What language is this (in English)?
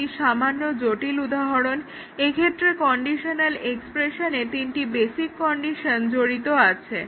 Bangla